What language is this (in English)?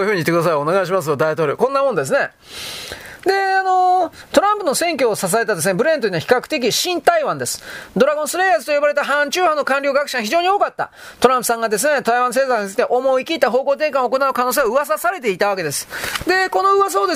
Japanese